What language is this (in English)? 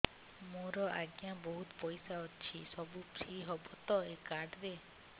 Odia